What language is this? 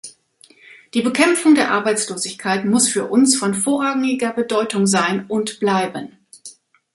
German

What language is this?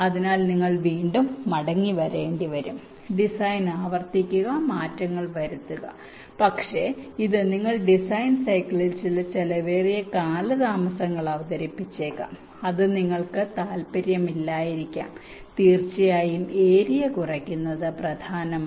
Malayalam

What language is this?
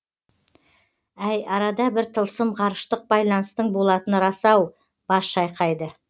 Kazakh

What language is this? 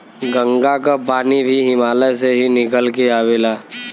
Bhojpuri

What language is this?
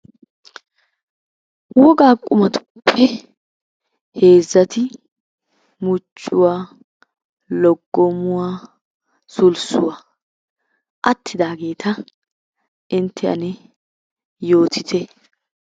Wolaytta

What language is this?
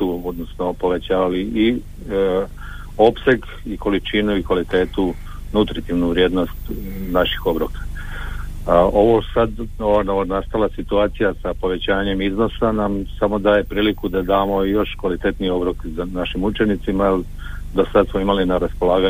Croatian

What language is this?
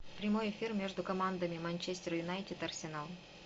Russian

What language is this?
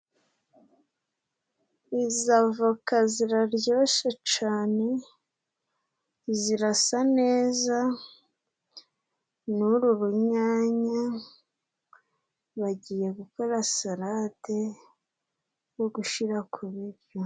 Kinyarwanda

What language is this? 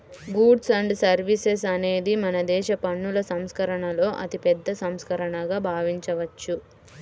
Telugu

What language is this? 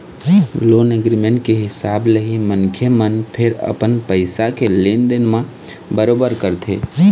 Chhattisgarhi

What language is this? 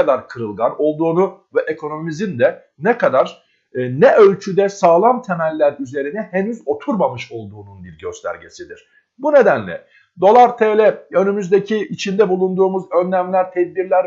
Turkish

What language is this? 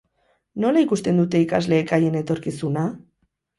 Basque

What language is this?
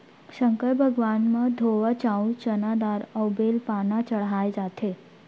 Chhattisgarhi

